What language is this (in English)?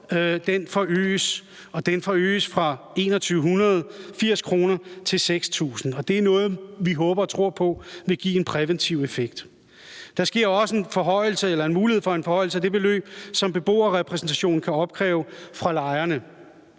Danish